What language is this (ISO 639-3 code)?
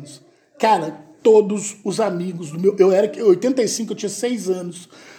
por